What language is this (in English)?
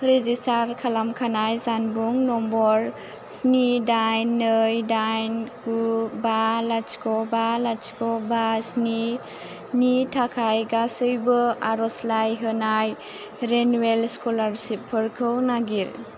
Bodo